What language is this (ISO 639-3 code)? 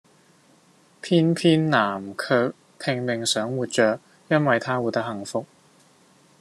yue